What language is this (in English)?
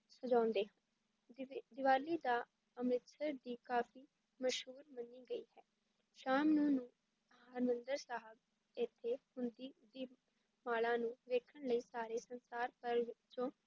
Punjabi